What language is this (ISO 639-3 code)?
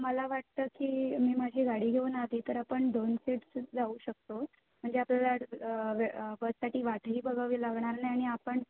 mar